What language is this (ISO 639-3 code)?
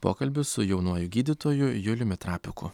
lit